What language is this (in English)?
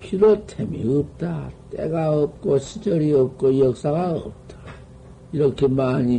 Korean